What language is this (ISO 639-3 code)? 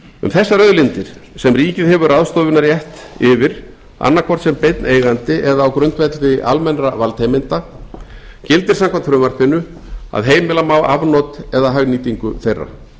isl